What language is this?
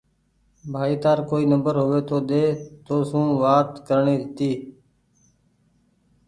Goaria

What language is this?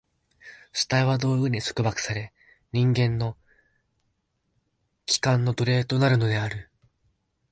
Japanese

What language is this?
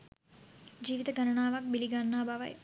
Sinhala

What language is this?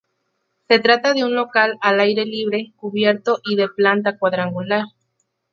Spanish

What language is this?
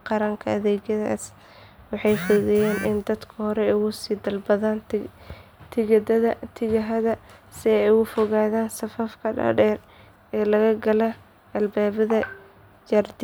Somali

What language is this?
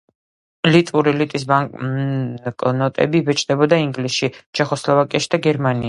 Georgian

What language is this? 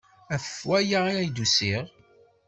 Kabyle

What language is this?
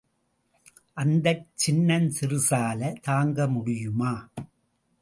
Tamil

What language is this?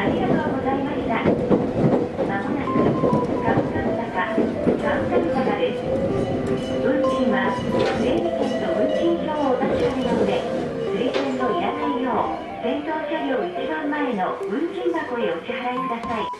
Japanese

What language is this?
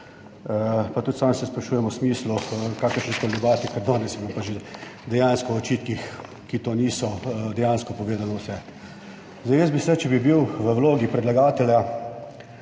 Slovenian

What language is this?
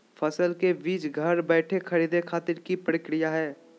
Magahi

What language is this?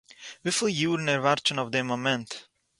Yiddish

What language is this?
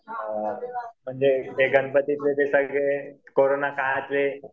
Marathi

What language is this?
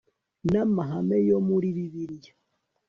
Kinyarwanda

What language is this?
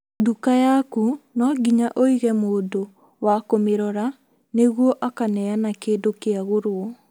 Kikuyu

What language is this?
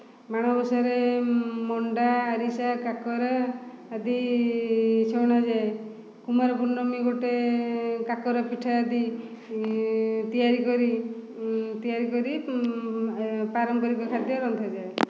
Odia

